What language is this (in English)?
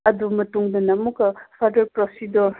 Manipuri